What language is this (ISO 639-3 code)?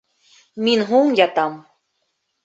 bak